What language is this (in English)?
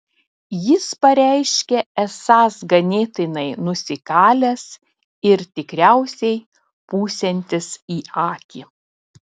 Lithuanian